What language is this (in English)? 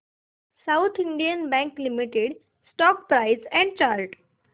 Marathi